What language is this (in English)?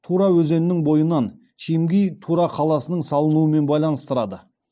Kazakh